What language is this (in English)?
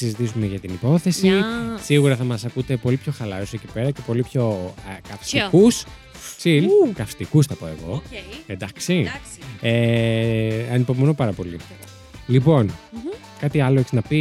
Greek